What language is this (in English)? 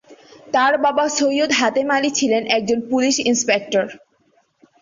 Bangla